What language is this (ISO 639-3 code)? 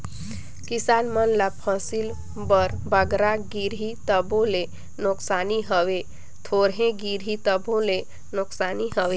hne